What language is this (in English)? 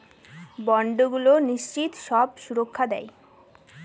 Bangla